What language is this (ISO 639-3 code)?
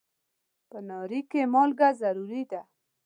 pus